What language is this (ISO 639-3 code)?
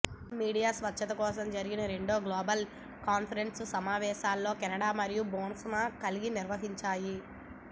tel